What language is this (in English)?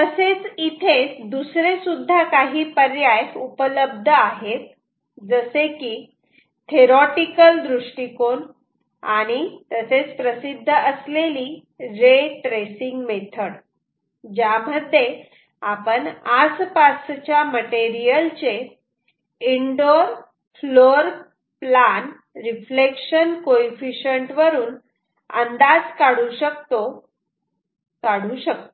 Marathi